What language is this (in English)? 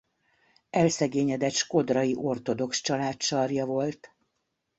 Hungarian